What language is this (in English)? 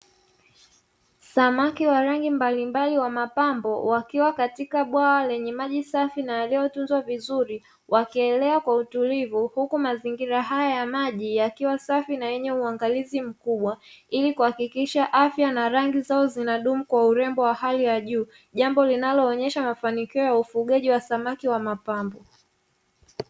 Swahili